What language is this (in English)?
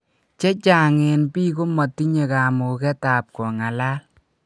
Kalenjin